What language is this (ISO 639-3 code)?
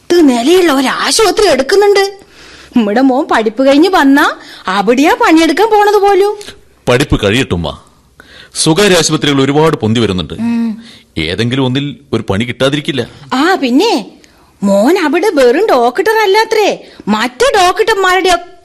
mal